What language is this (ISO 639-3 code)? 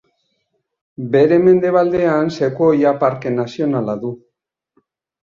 eus